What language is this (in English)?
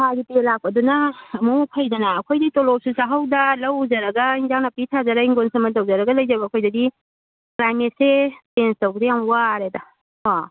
Manipuri